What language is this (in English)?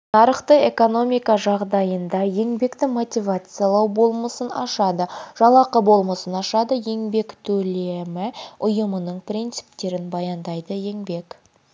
Kazakh